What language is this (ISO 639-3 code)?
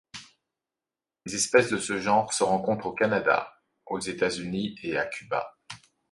fra